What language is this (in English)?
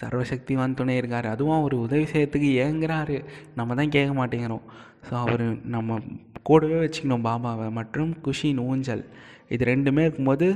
Tamil